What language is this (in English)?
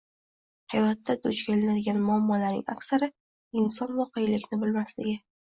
Uzbek